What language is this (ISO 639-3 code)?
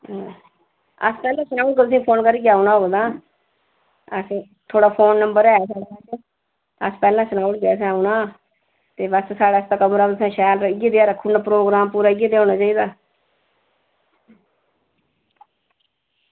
doi